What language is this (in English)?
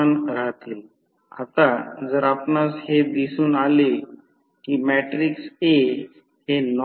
Marathi